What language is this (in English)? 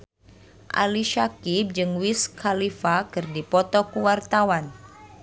Sundanese